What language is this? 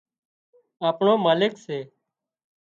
Wadiyara Koli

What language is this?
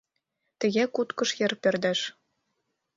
Mari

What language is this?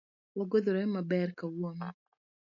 Luo (Kenya and Tanzania)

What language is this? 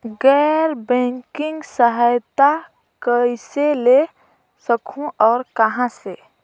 Chhattisgarhi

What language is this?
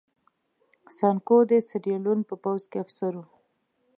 Pashto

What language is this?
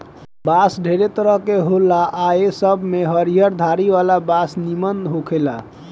Bhojpuri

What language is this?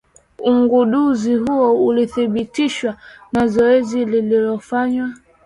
Swahili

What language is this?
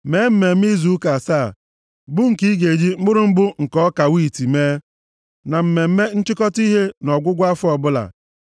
Igbo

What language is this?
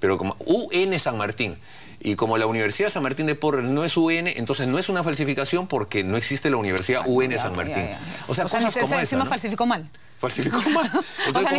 Spanish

